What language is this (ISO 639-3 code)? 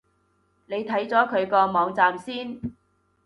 yue